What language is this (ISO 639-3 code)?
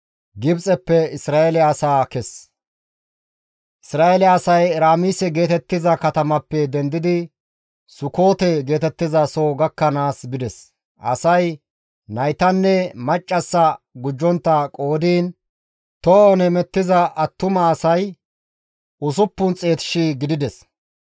gmv